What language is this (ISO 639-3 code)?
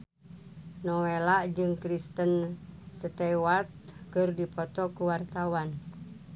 sun